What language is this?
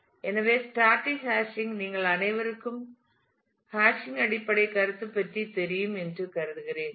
Tamil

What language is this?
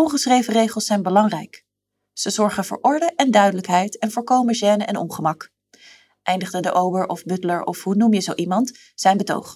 Dutch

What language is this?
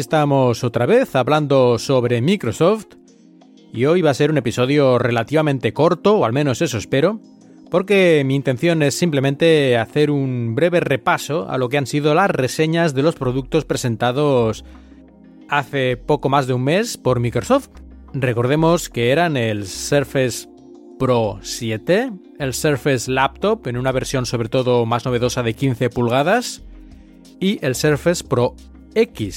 Spanish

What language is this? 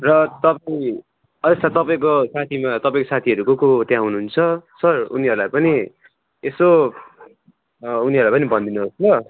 Nepali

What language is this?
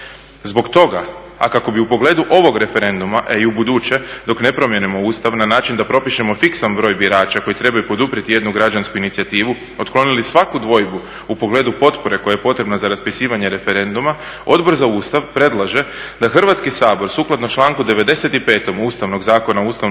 Croatian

